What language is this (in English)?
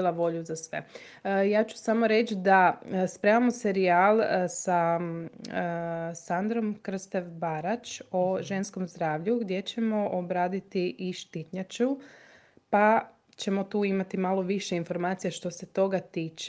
Croatian